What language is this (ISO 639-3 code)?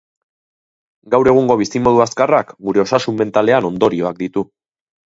eus